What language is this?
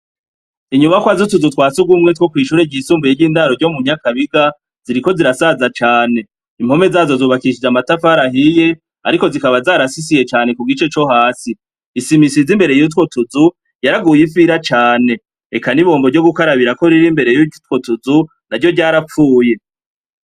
Rundi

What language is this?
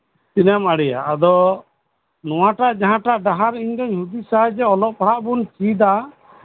Santali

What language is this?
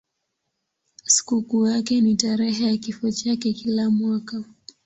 Swahili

